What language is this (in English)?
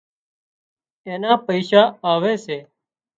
Wadiyara Koli